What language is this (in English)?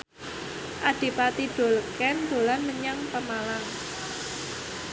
Javanese